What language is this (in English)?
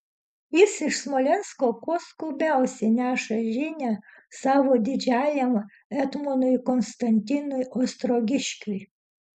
Lithuanian